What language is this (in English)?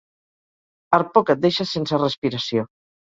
Catalan